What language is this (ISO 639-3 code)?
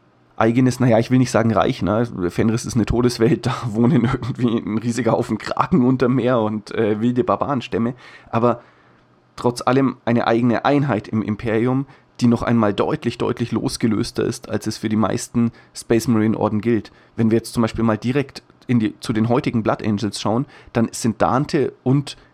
deu